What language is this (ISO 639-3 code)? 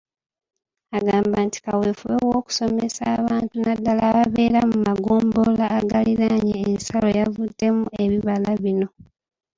lug